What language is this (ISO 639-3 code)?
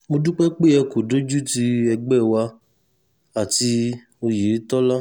yor